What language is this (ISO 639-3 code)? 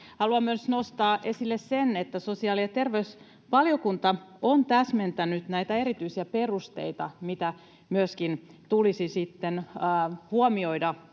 fin